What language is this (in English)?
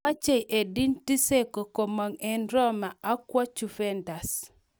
Kalenjin